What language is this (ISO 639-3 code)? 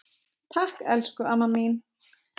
isl